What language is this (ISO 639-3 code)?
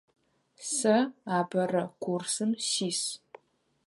ady